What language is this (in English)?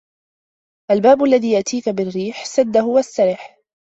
Arabic